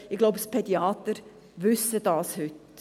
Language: Swiss German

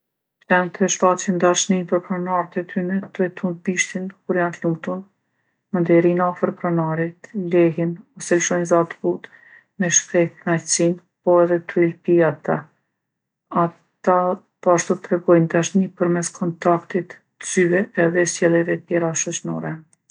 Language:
Gheg Albanian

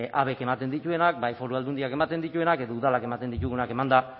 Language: Basque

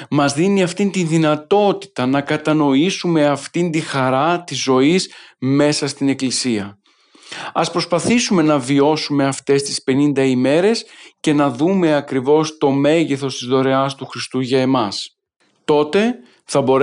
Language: Greek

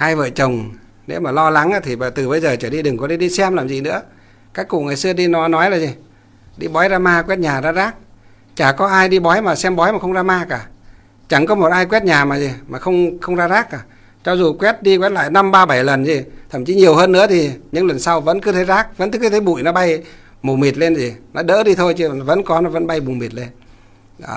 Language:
Vietnamese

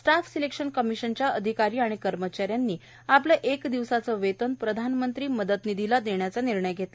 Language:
Marathi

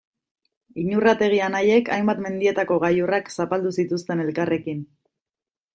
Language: Basque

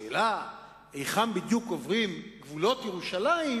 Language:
Hebrew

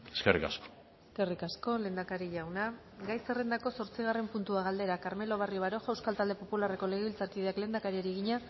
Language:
Basque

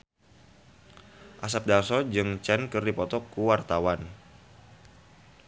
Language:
Sundanese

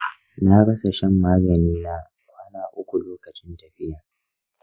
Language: Hausa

